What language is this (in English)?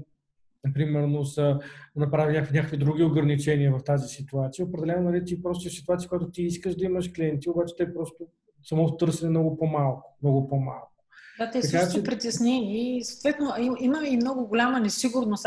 Bulgarian